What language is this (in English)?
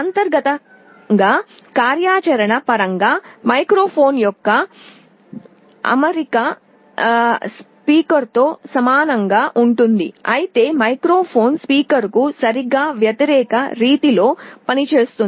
Telugu